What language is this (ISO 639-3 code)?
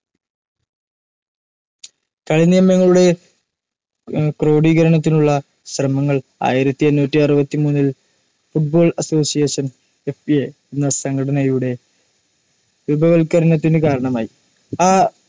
mal